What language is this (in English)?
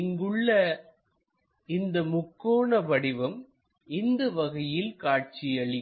Tamil